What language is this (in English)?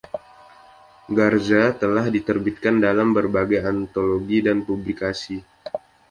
Indonesian